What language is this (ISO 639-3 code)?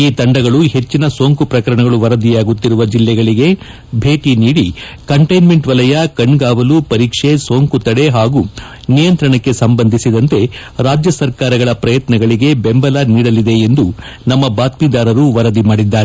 kan